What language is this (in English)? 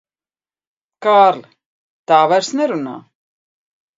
Latvian